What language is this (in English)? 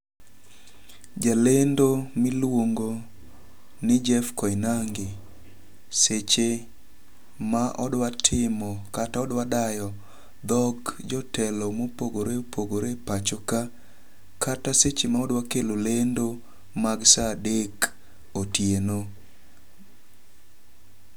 Luo (Kenya and Tanzania)